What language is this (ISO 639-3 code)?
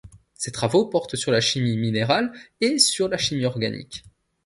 fra